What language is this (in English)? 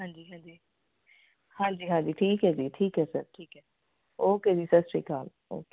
Punjabi